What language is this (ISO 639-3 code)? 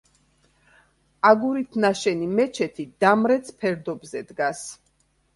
kat